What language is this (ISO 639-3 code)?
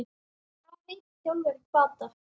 isl